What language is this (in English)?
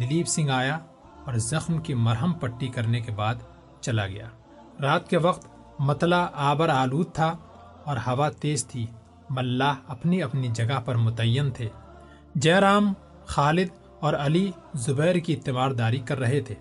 Urdu